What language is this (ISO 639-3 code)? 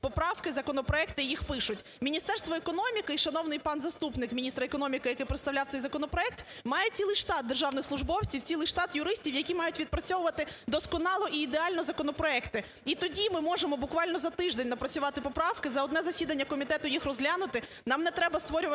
ukr